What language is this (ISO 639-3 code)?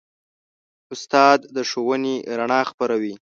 pus